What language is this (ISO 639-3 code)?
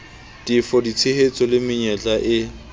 sot